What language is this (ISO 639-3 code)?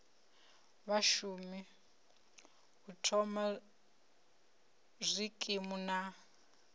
ven